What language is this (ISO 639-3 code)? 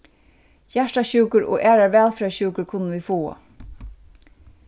fao